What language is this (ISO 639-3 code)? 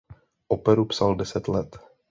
ces